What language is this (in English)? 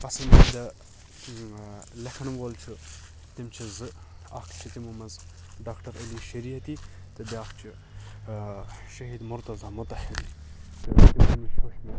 Kashmiri